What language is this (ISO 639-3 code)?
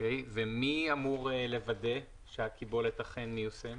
heb